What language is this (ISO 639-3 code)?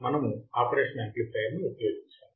tel